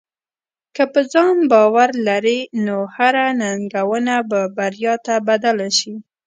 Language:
Pashto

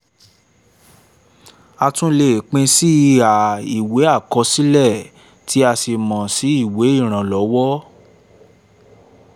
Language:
Yoruba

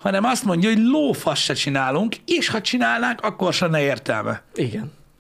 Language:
Hungarian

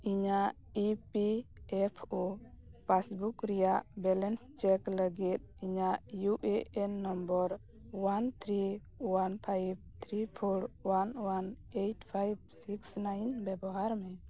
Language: Santali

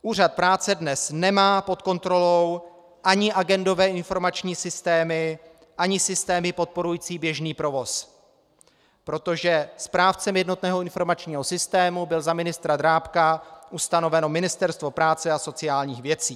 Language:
Czech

